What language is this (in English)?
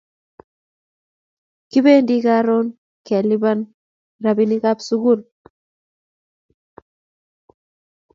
Kalenjin